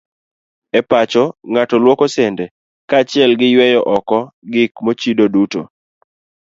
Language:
Luo (Kenya and Tanzania)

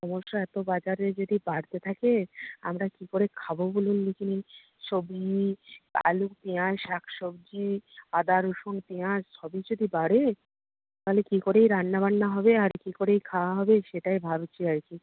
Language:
Bangla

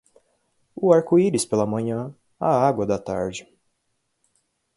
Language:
Portuguese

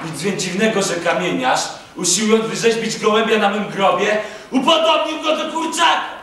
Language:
Polish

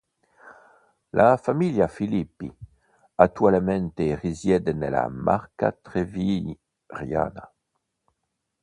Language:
Italian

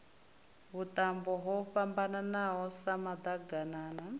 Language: Venda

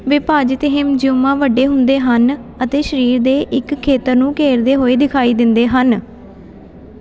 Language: Punjabi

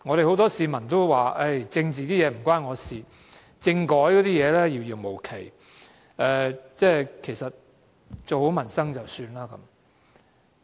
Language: Cantonese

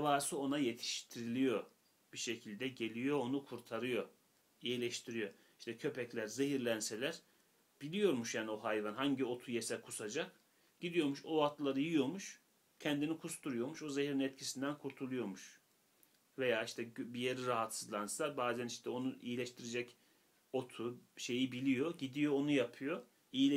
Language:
Turkish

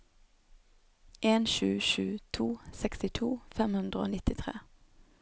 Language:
Norwegian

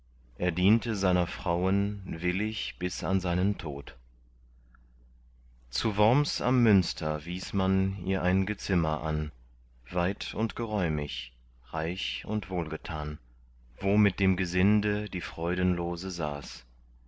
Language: German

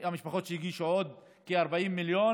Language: Hebrew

